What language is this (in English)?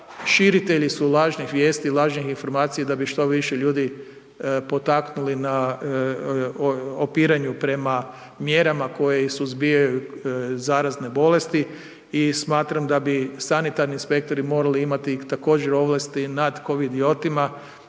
Croatian